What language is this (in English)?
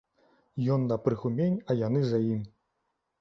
Belarusian